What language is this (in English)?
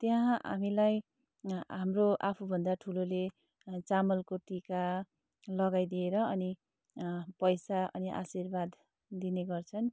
Nepali